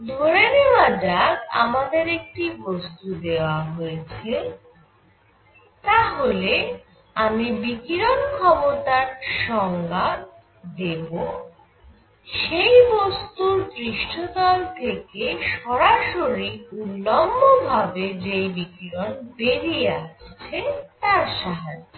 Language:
Bangla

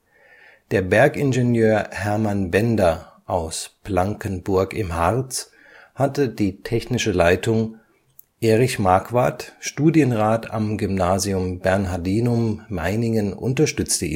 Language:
German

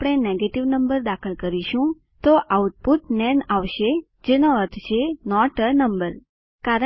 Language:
Gujarati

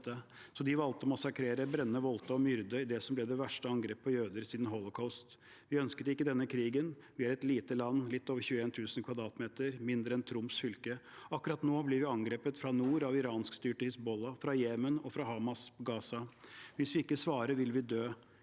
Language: Norwegian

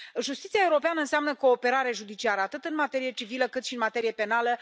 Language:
Romanian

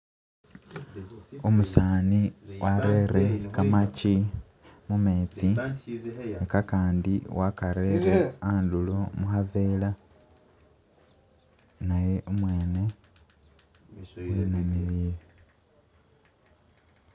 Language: Masaaba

